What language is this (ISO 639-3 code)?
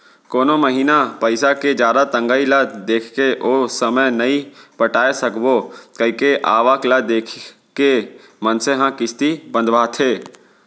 hne